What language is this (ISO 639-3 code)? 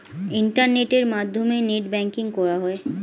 ben